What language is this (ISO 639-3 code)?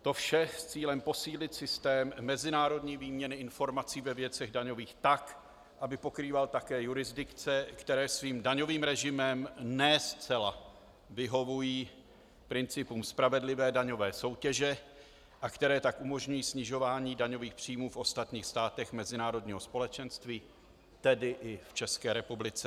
ces